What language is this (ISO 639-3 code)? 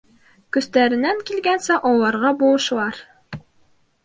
bak